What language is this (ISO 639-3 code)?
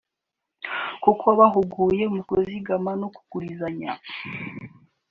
kin